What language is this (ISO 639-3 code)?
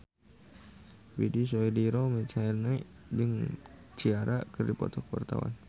sun